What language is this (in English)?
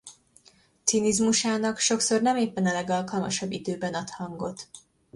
Hungarian